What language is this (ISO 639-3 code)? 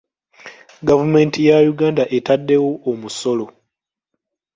lug